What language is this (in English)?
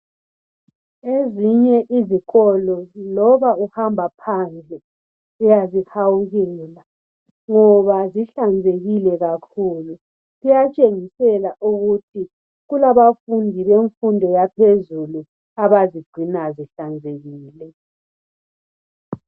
North Ndebele